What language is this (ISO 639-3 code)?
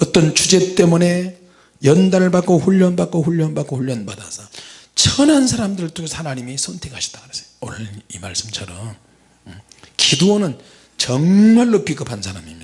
kor